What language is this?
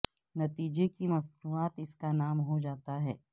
Urdu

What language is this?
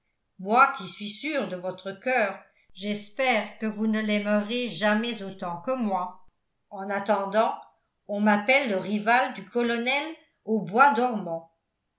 French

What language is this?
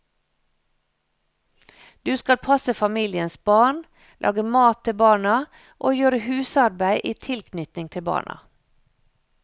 Norwegian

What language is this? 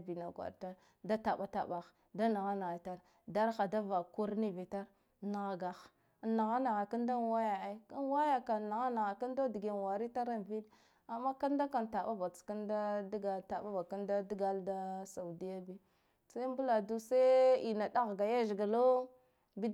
Guduf-Gava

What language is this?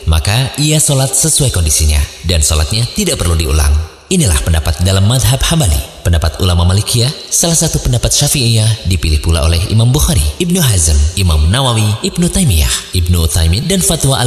Indonesian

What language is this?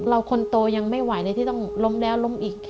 Thai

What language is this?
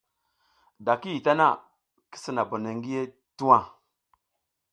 South Giziga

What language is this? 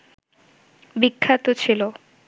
Bangla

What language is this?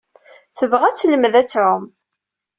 Kabyle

